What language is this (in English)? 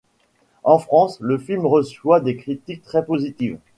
French